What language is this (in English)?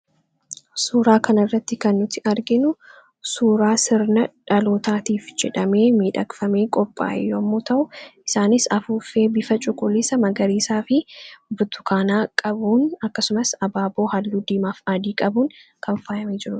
Oromo